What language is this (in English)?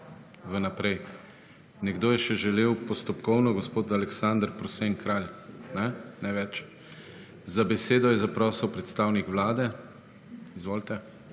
Slovenian